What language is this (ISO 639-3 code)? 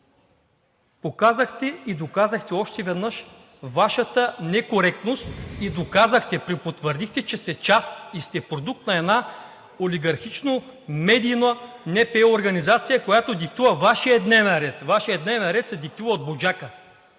bul